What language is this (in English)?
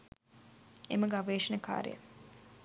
Sinhala